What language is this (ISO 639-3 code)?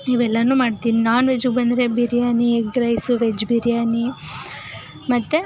kan